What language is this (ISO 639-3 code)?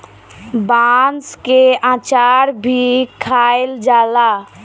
bho